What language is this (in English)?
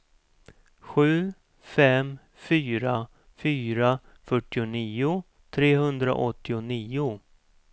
Swedish